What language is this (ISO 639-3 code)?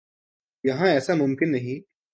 urd